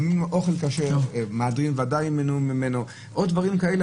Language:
Hebrew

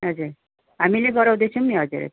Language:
Nepali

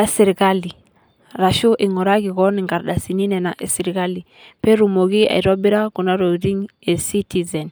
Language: Masai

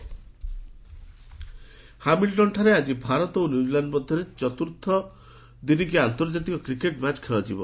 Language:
Odia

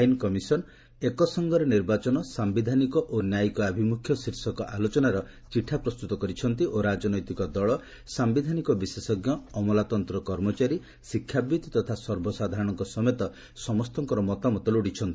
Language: Odia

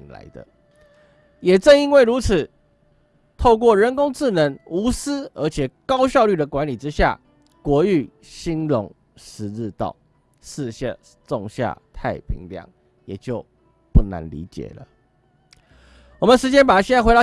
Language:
Chinese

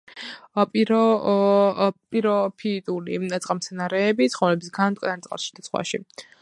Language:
Georgian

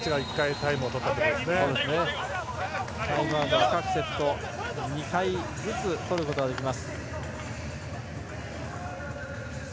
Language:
Japanese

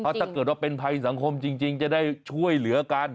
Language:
Thai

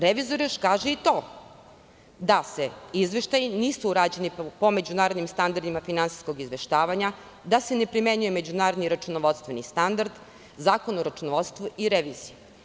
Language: Serbian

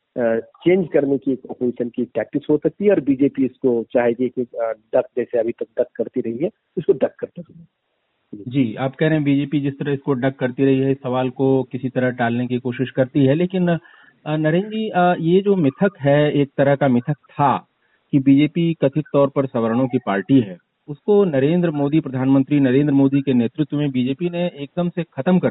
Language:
Hindi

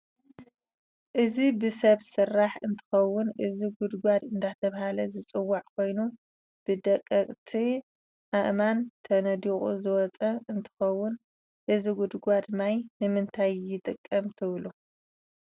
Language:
Tigrinya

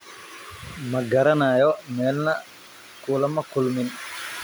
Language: Somali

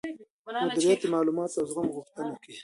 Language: Pashto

